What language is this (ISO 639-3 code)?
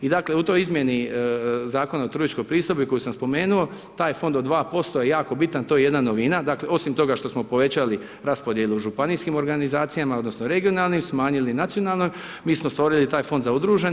hrv